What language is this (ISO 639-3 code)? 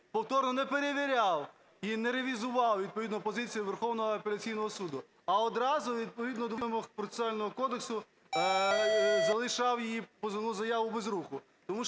ukr